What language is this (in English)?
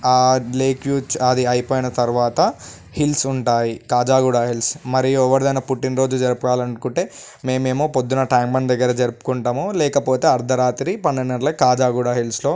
Telugu